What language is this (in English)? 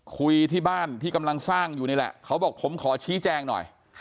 Thai